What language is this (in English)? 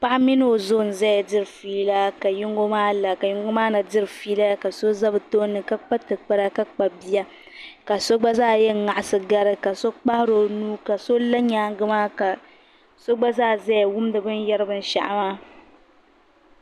Dagbani